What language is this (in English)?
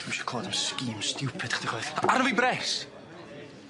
Welsh